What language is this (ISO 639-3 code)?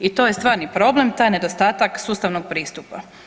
hrv